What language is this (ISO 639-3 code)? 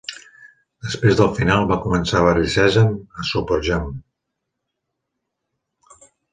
cat